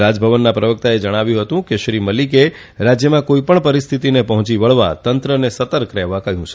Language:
Gujarati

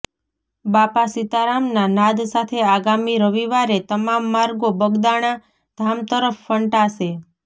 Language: Gujarati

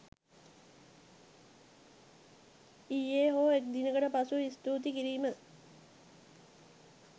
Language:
Sinhala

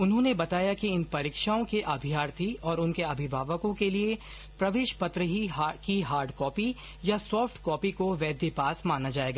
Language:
Hindi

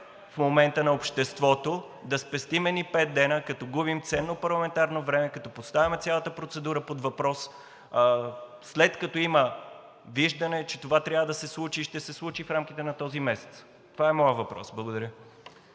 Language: Bulgarian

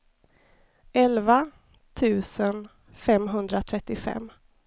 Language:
Swedish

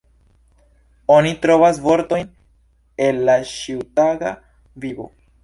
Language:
Esperanto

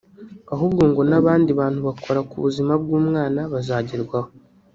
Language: Kinyarwanda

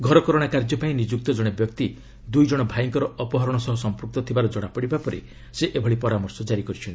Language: Odia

